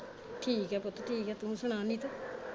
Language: Punjabi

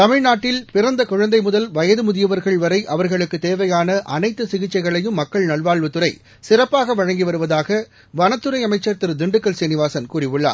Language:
Tamil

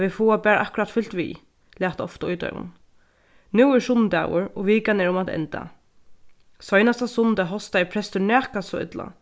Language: Faroese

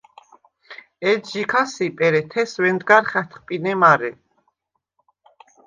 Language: Svan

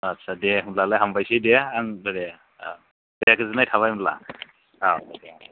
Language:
Bodo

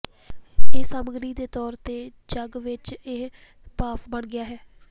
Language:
Punjabi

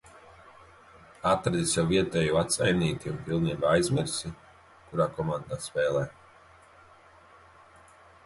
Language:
Latvian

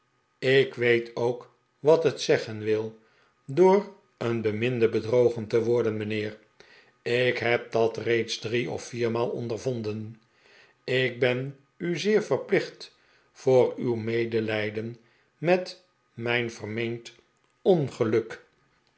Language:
Dutch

